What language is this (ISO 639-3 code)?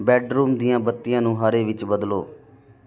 pan